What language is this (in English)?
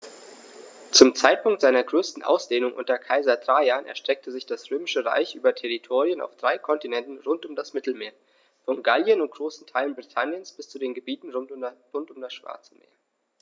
German